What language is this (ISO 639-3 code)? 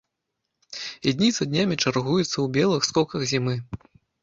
bel